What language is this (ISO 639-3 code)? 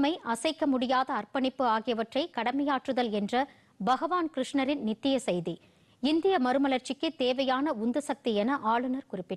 tur